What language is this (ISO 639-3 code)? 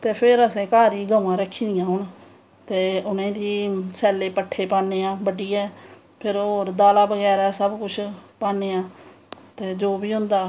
doi